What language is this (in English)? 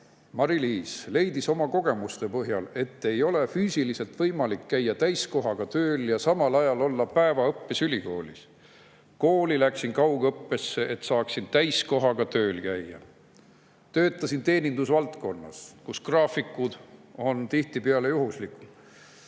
Estonian